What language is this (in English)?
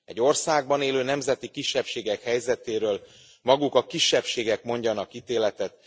Hungarian